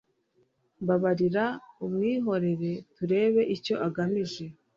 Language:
Kinyarwanda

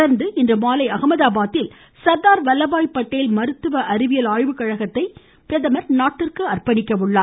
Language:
Tamil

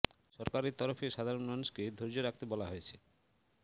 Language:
Bangla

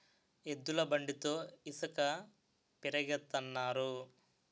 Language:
Telugu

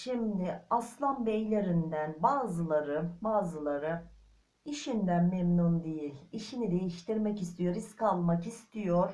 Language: Turkish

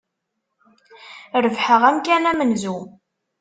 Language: Kabyle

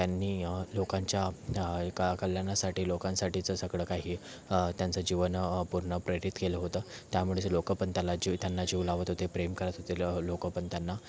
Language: Marathi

